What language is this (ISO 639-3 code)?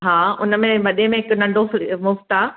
snd